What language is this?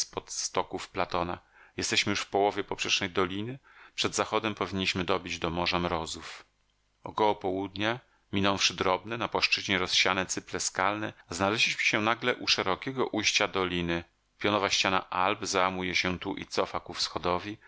Polish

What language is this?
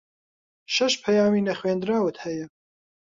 Central Kurdish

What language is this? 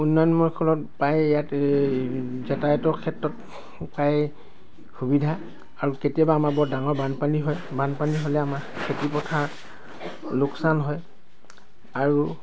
Assamese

